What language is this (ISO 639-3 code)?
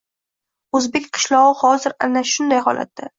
uzb